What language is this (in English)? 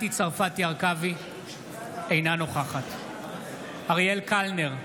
Hebrew